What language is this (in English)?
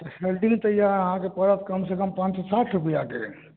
Maithili